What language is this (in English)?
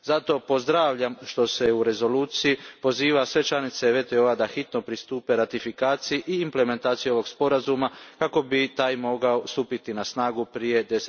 Croatian